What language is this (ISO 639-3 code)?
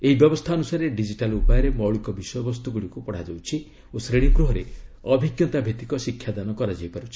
ori